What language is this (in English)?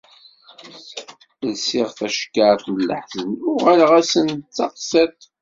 Kabyle